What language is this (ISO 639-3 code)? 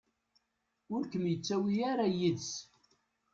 kab